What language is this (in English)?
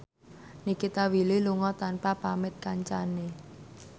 Javanese